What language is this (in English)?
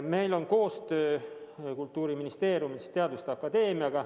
Estonian